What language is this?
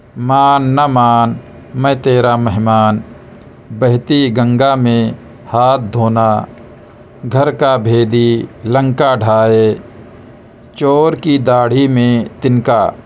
Urdu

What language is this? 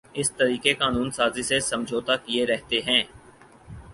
Urdu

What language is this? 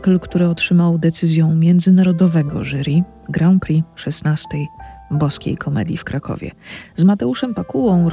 Polish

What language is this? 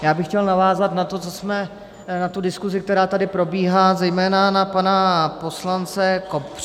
Czech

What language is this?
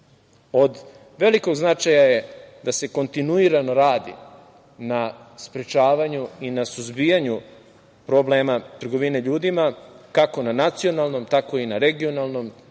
Serbian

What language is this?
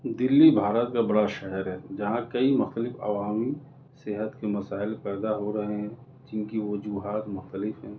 Urdu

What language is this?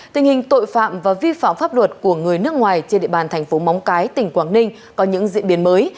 Vietnamese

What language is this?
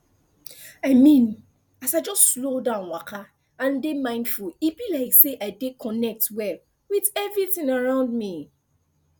Nigerian Pidgin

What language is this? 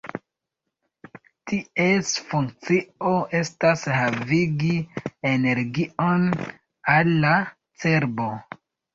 Esperanto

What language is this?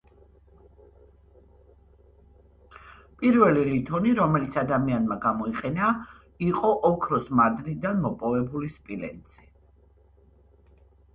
Georgian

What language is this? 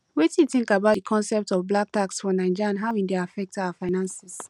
Nigerian Pidgin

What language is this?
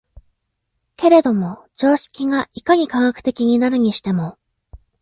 Japanese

